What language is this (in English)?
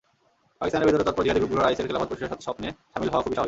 Bangla